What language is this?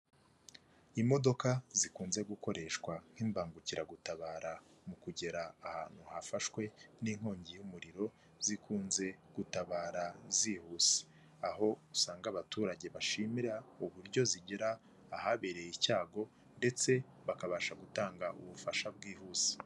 Kinyarwanda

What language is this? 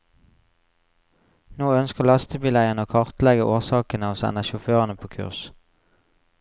Norwegian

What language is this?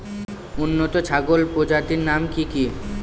Bangla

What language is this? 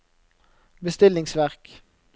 Norwegian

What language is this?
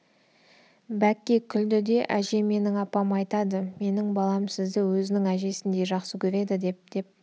Kazakh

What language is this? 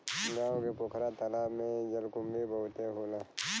Bhojpuri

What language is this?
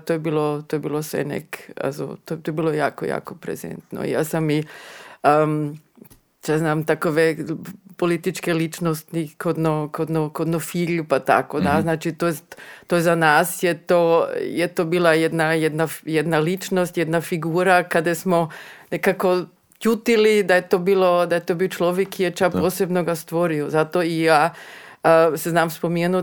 Croatian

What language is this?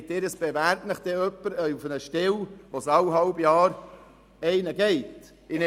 Swiss German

